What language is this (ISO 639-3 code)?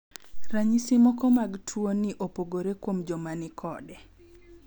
luo